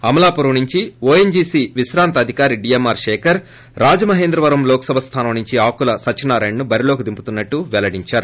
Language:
Telugu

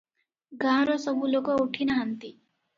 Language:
Odia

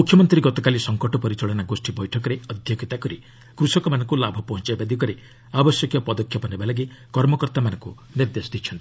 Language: Odia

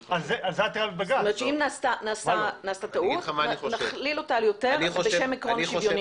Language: Hebrew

